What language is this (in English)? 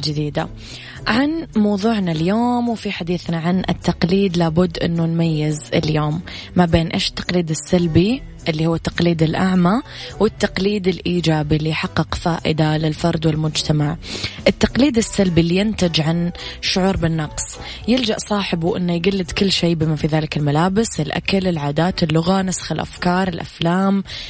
Arabic